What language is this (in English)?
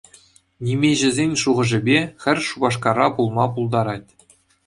Chuvash